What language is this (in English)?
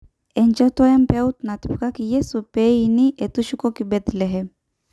Masai